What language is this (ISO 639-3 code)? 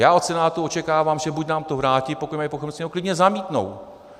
ces